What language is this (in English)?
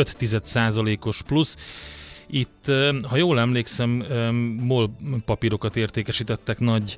Hungarian